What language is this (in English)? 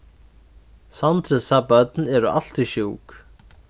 Faroese